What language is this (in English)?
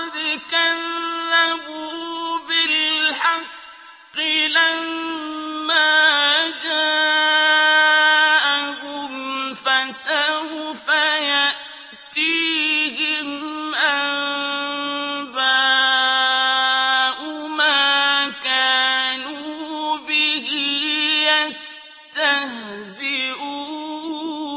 Arabic